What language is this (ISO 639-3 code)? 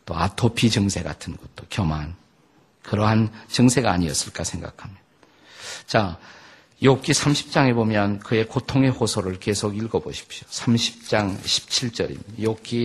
kor